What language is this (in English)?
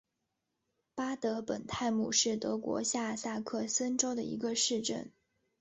Chinese